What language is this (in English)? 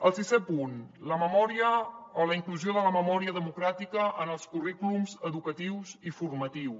Catalan